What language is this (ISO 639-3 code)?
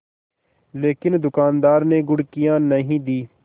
hin